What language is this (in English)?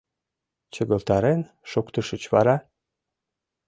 Mari